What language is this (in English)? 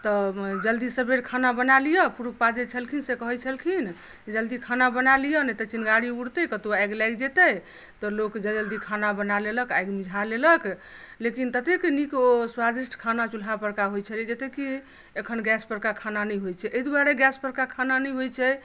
Maithili